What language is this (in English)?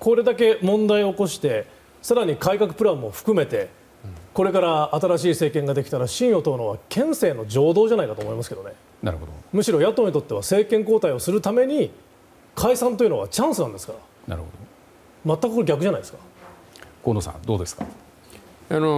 Japanese